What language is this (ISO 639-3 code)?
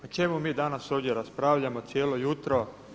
hrv